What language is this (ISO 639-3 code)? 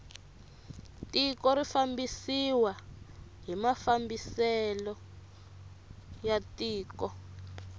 tso